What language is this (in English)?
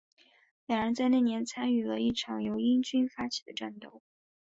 Chinese